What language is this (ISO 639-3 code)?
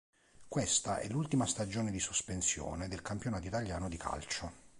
ita